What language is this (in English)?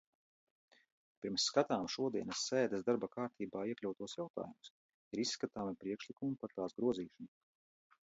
Latvian